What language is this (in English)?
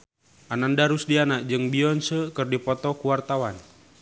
Sundanese